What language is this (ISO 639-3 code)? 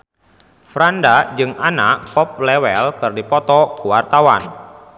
sun